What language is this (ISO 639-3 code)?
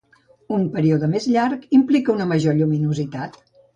cat